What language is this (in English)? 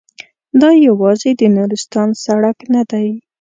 Pashto